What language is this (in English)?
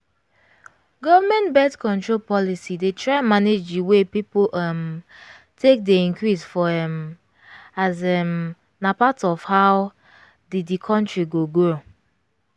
Nigerian Pidgin